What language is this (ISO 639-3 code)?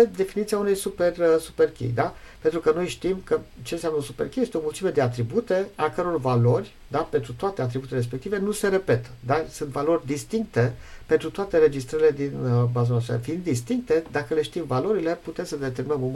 ron